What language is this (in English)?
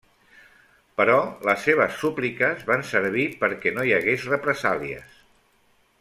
Catalan